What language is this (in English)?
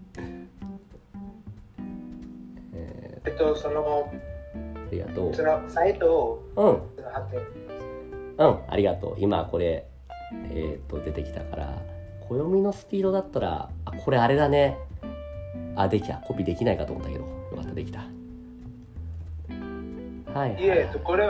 Japanese